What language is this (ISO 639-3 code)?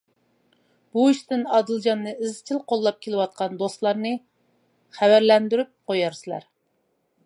uig